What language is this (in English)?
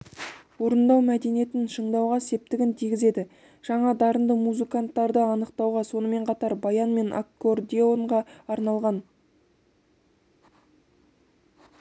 Kazakh